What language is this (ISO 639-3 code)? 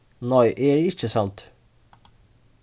fao